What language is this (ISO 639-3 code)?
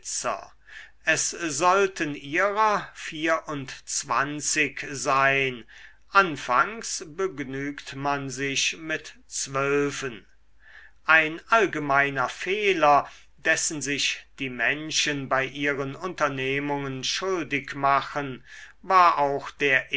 deu